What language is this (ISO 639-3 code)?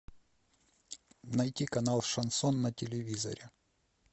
rus